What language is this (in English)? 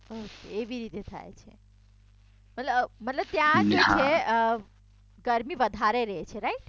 Gujarati